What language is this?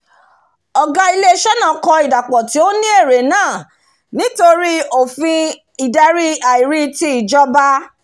Yoruba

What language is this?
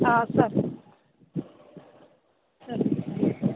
Telugu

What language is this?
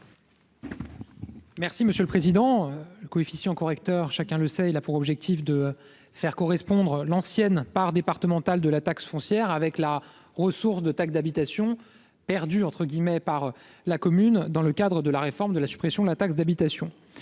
French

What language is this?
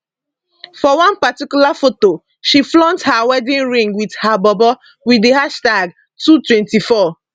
Nigerian Pidgin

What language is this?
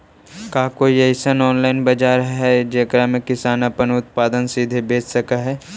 Magahi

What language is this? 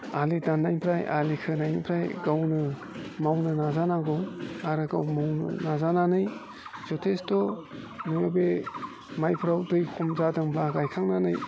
Bodo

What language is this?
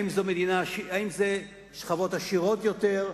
Hebrew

